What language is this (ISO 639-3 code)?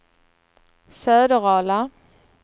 swe